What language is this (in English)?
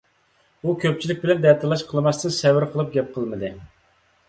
Uyghur